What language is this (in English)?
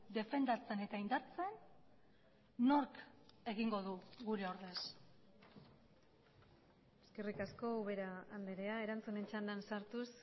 Basque